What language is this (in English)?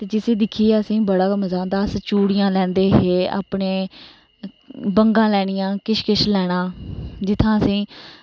Dogri